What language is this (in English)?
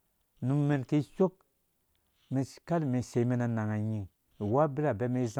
Dũya